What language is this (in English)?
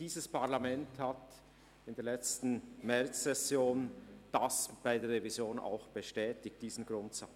Swiss German